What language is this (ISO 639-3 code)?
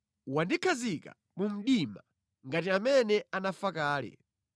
nya